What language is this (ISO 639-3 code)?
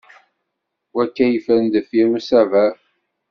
kab